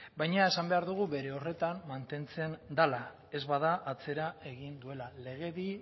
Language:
Basque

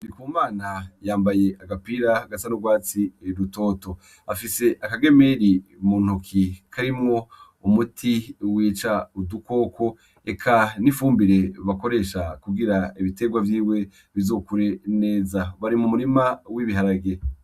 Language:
Rundi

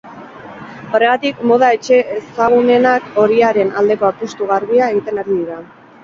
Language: Basque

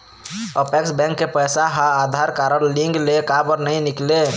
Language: Chhattisgarhi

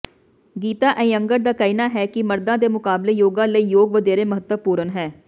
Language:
Punjabi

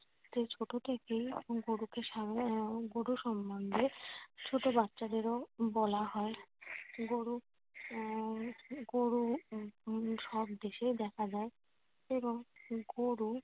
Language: Bangla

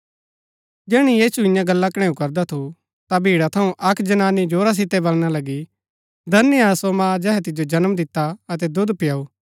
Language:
Gaddi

